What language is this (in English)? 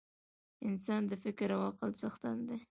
Pashto